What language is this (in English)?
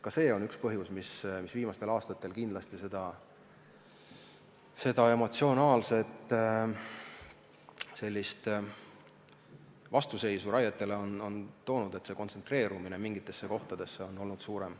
Estonian